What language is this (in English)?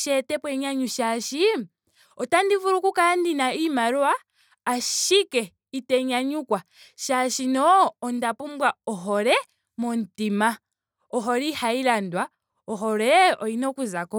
Ndonga